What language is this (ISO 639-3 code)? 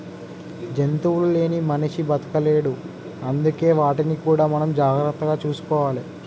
tel